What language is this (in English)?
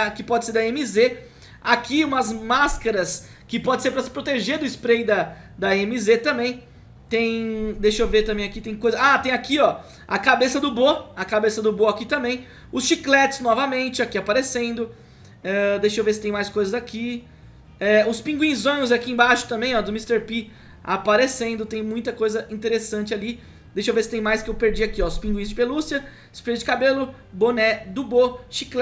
Portuguese